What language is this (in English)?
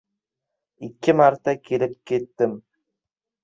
Uzbek